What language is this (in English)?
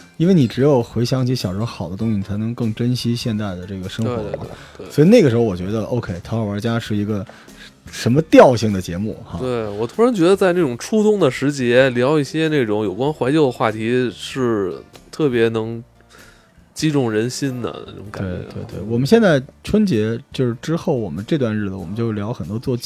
Chinese